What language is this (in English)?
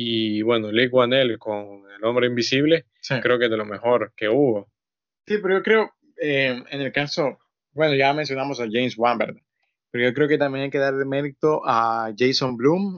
Spanish